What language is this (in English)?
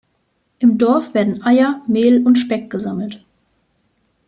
German